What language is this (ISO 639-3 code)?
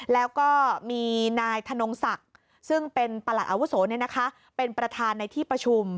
tha